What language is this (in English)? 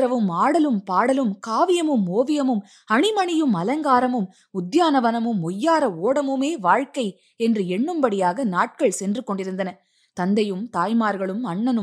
Tamil